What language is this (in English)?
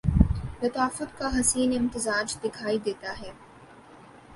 Urdu